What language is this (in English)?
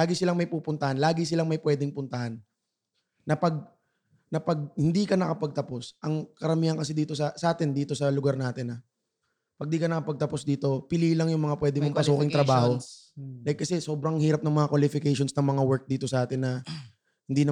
Filipino